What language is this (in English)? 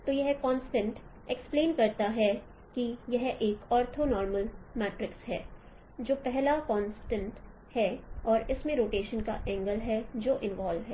Hindi